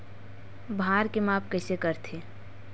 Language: Chhattisgarhi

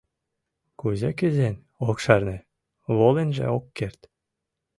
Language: Mari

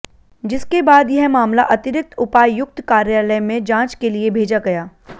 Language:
Hindi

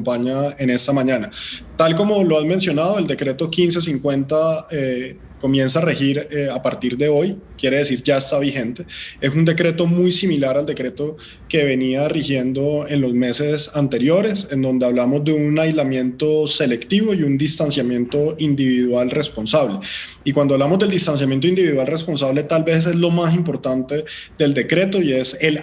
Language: Spanish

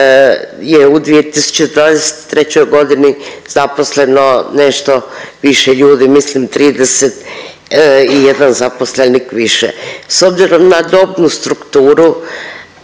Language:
Croatian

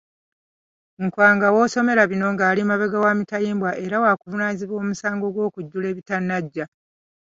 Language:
Ganda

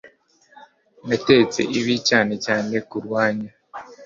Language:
Kinyarwanda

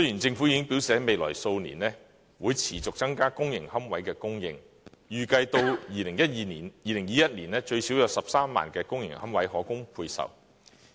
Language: Cantonese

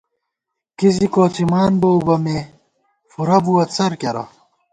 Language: Gawar-Bati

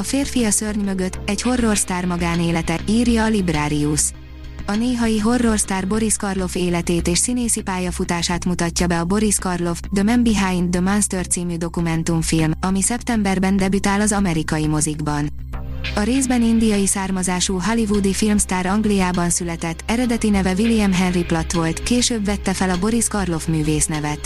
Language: Hungarian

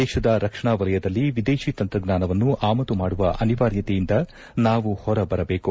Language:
Kannada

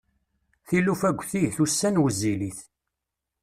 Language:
Kabyle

